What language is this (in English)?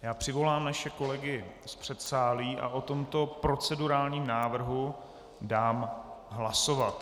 Czech